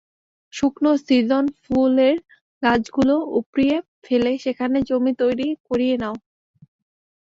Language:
Bangla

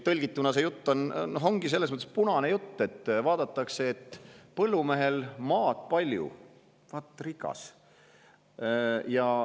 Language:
Estonian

